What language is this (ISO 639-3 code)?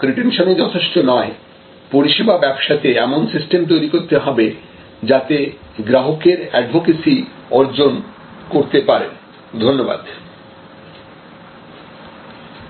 ben